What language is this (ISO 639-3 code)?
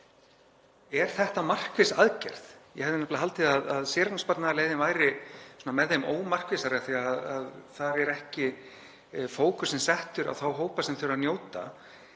isl